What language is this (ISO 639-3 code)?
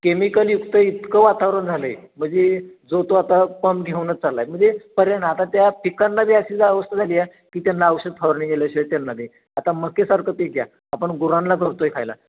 mar